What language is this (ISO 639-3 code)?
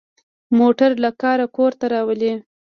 pus